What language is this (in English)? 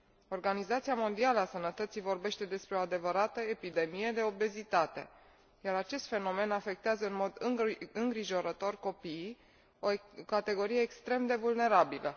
Romanian